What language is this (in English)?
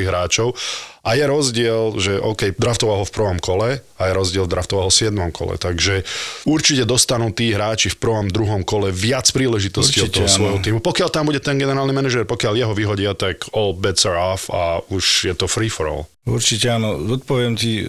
Slovak